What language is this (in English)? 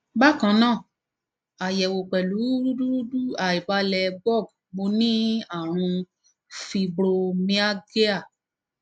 Yoruba